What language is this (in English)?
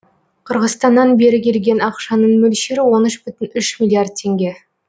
Kazakh